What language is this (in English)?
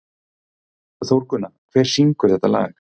Icelandic